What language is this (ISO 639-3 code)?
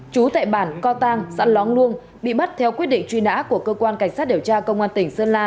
vie